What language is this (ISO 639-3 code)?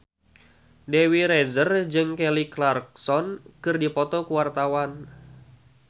sun